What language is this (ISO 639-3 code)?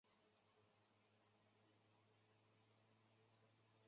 zho